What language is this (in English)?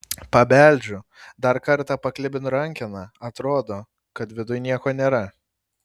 Lithuanian